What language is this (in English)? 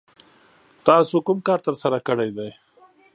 Pashto